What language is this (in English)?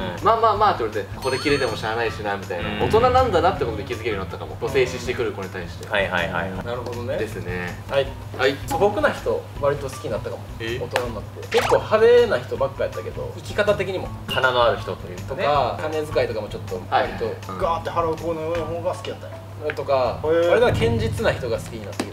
Japanese